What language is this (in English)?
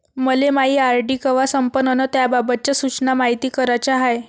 Marathi